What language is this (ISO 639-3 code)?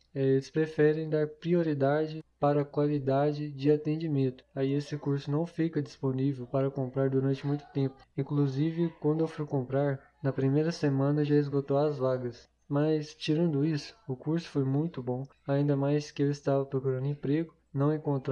por